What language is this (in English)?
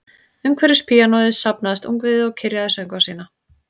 Icelandic